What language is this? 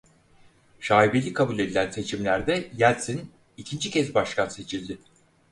Turkish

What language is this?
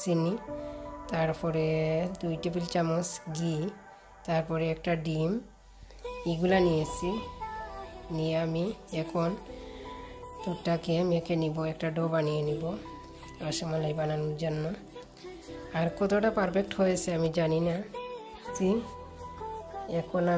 Romanian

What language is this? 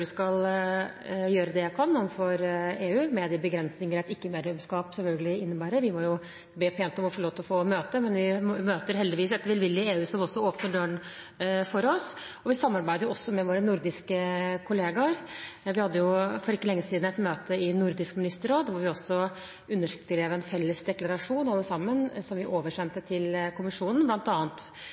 Norwegian Bokmål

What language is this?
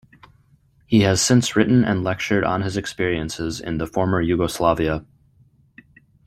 English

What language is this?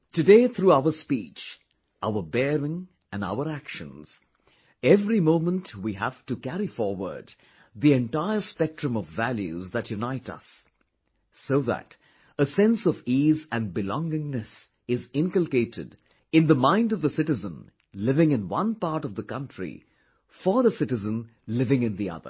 English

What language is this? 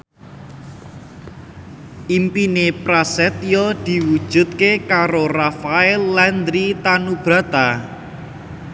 Javanese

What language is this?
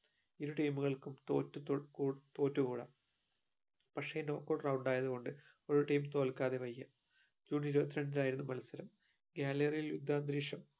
Malayalam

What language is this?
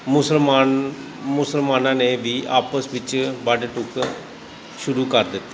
Punjabi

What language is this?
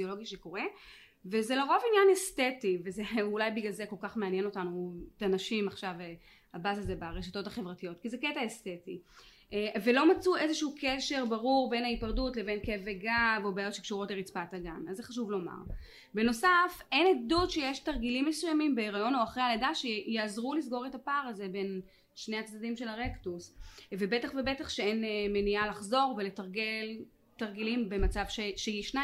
Hebrew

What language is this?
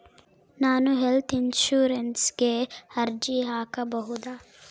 Kannada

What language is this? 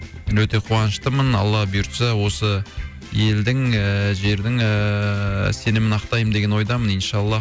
Kazakh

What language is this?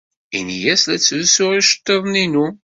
Kabyle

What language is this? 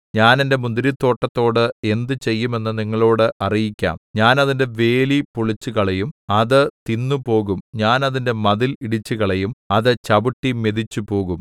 Malayalam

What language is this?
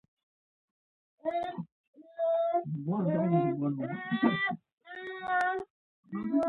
Pashto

